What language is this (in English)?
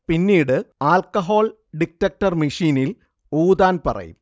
Malayalam